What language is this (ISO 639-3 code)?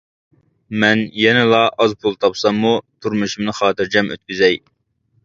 uig